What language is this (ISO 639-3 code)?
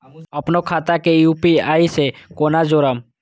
mai